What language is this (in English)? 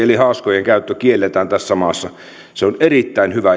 Finnish